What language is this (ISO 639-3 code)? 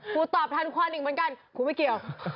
tha